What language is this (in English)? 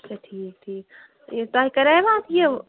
Kashmiri